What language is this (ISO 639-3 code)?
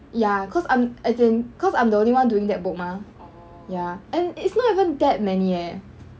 eng